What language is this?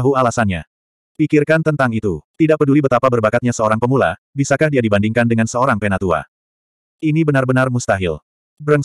Indonesian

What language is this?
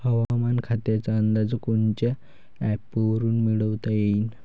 Marathi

